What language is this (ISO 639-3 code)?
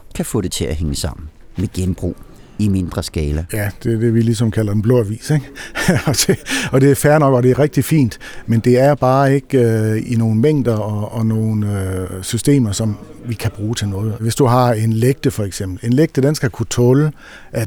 dan